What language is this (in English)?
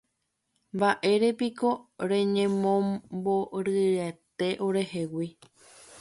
Guarani